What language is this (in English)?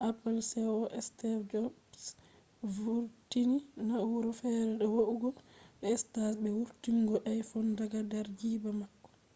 Fula